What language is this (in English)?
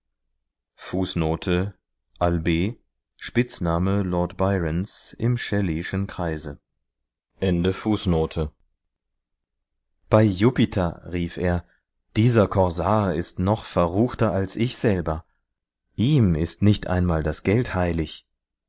German